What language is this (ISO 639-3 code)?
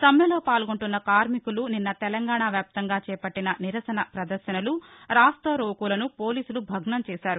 tel